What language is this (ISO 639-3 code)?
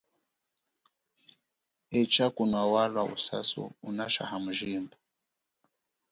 cjk